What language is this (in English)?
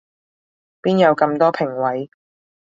Cantonese